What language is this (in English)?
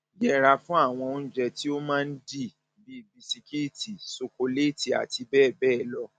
Yoruba